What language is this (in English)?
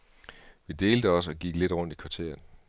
Danish